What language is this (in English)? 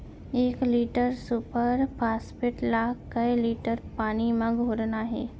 Chhattisgarhi